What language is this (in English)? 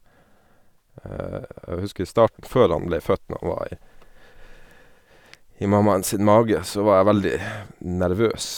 Norwegian